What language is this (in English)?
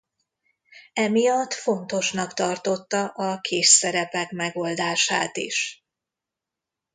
Hungarian